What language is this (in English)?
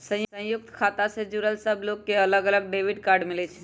Magahi